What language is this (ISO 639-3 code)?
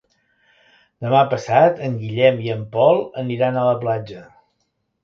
cat